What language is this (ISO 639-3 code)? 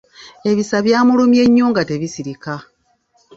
lug